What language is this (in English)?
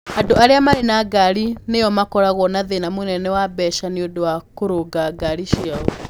Kikuyu